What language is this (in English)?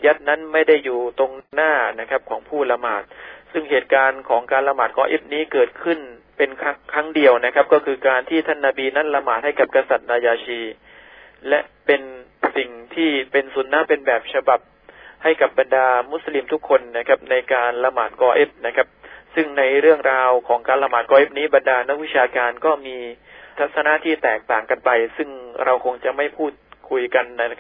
Thai